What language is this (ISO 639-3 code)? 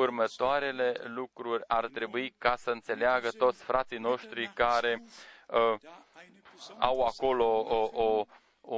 ron